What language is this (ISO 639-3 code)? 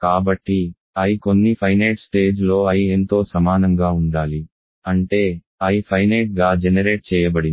tel